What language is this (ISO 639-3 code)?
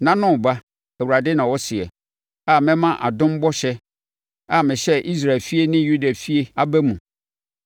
aka